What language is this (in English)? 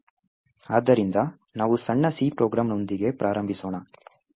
Kannada